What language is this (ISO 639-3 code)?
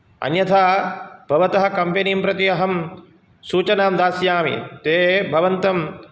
san